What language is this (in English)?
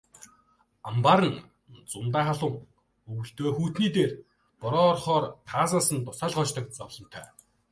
Mongolian